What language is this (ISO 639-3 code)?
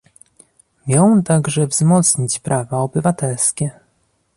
pol